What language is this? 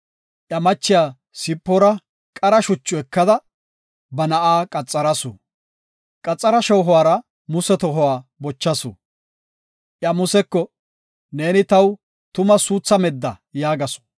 Gofa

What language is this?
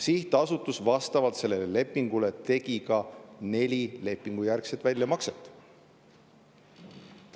Estonian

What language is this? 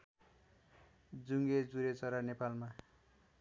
Nepali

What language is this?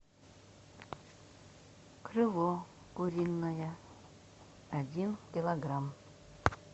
Russian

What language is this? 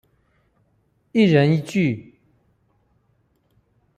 Chinese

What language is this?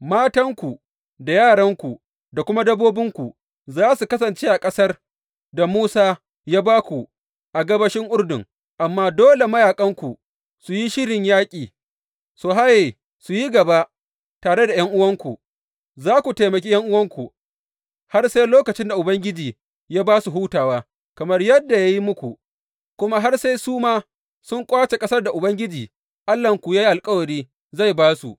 Hausa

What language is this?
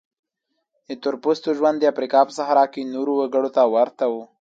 Pashto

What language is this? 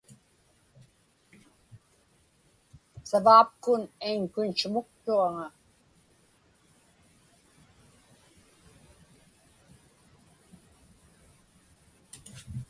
Inupiaq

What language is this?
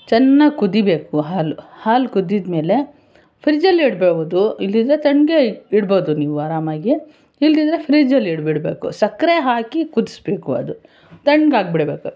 Kannada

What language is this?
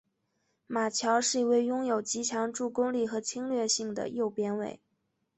Chinese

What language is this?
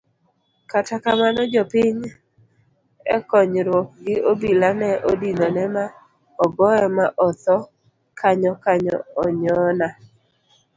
Luo (Kenya and Tanzania)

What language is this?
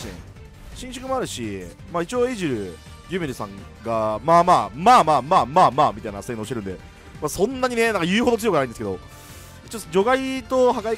Japanese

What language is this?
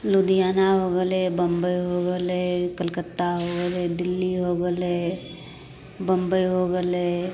Maithili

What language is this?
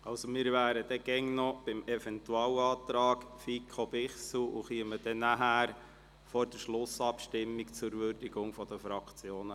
Swiss German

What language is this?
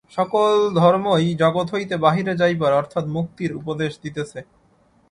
Bangla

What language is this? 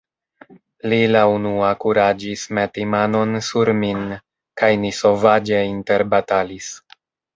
Esperanto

